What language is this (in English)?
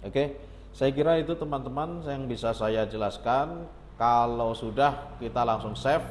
Indonesian